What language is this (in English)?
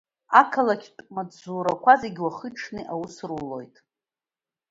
Abkhazian